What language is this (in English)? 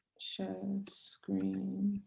English